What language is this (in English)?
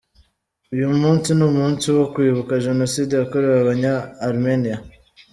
Kinyarwanda